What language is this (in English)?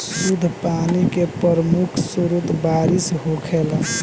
Bhojpuri